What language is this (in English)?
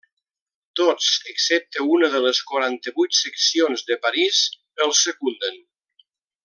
Catalan